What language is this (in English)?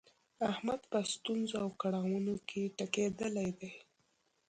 Pashto